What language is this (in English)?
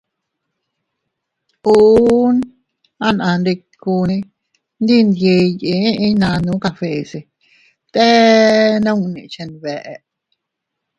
Teutila Cuicatec